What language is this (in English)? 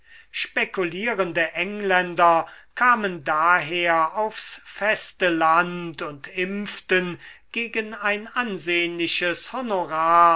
German